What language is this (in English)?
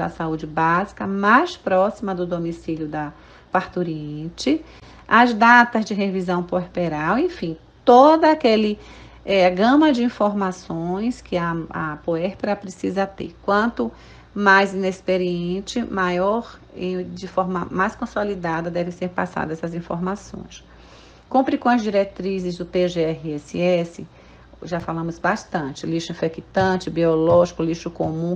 Portuguese